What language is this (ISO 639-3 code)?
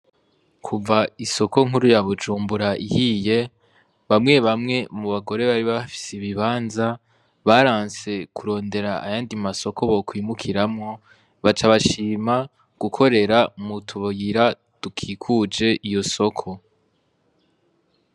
run